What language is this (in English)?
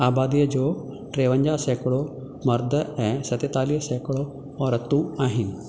Sindhi